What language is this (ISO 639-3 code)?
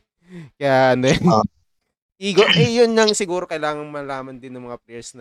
fil